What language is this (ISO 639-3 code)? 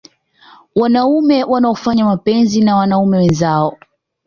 swa